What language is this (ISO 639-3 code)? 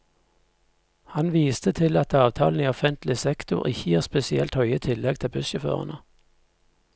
nor